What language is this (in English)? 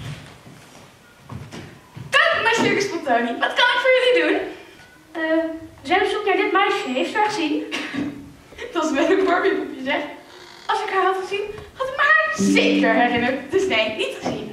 Dutch